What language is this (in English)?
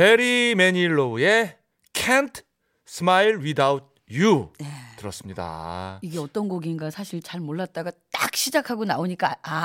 Korean